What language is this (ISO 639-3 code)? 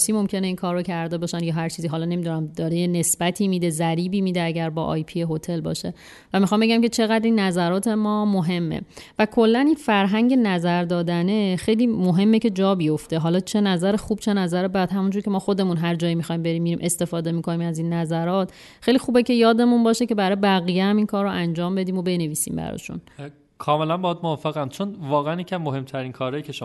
fas